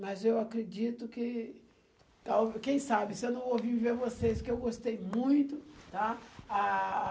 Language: Portuguese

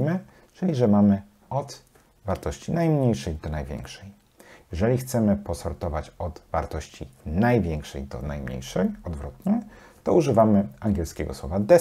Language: Polish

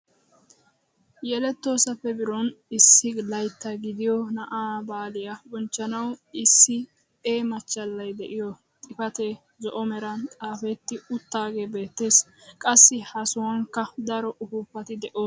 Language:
Wolaytta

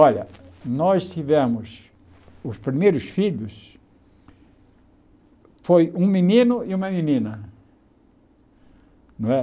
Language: Portuguese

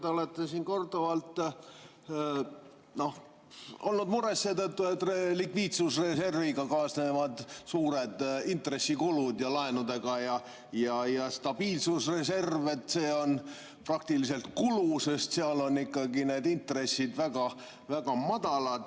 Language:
Estonian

